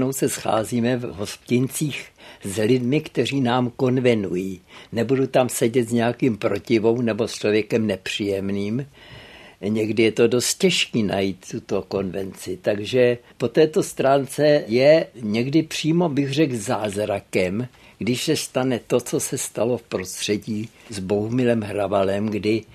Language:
Czech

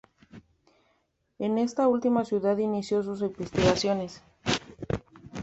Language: Spanish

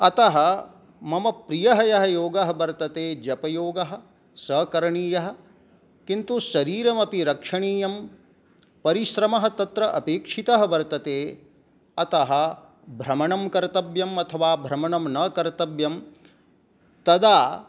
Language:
Sanskrit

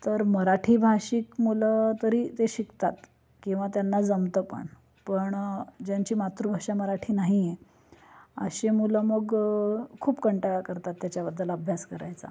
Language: Marathi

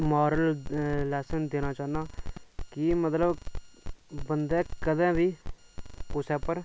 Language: Dogri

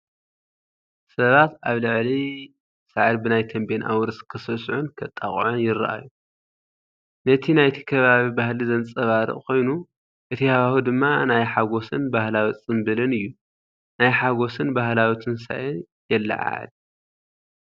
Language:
Tigrinya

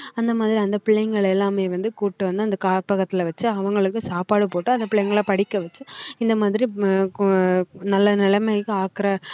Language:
Tamil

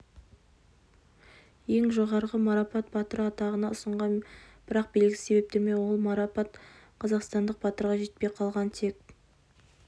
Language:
Kazakh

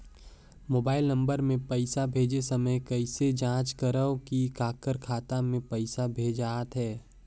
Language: Chhattisgarhi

